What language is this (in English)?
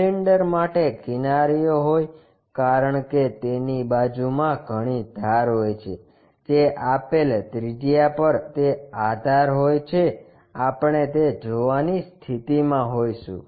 Gujarati